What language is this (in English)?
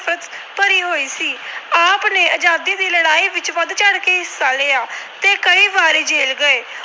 Punjabi